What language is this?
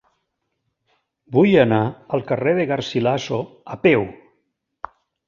Catalan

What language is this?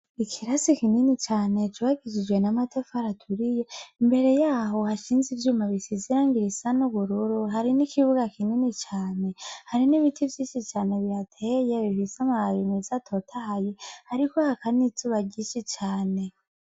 Rundi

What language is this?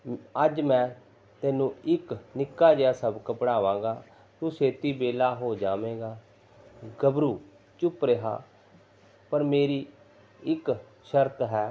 Punjabi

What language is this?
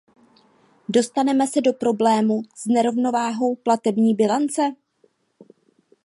Czech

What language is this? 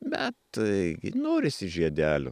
Lithuanian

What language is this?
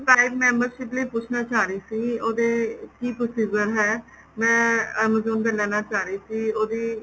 Punjabi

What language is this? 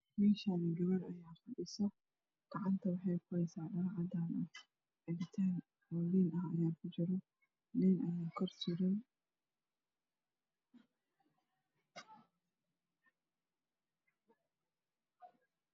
Somali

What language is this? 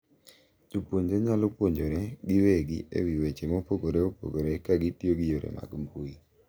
Luo (Kenya and Tanzania)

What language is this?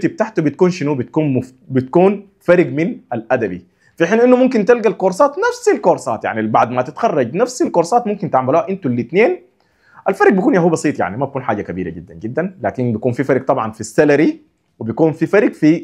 Arabic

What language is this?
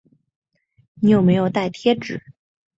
Chinese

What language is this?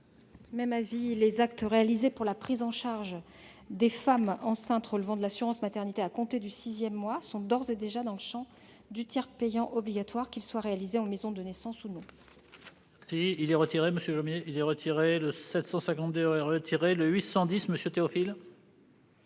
French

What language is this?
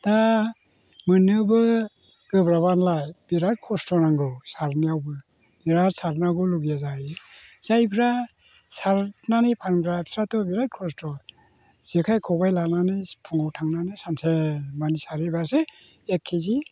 Bodo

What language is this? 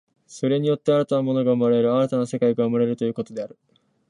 Japanese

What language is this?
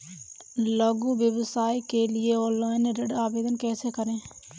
Hindi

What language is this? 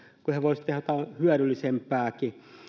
Finnish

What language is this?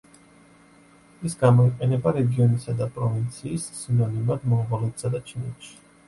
Georgian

